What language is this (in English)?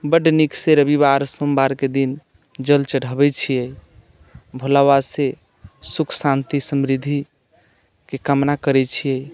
Maithili